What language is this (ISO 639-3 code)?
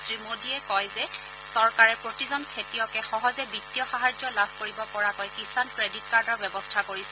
asm